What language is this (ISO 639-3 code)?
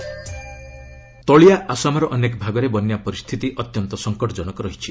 ori